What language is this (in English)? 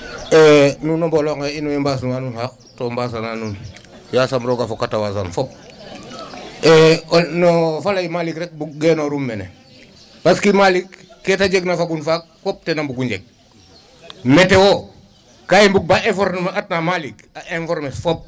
Serer